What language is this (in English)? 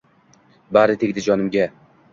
Uzbek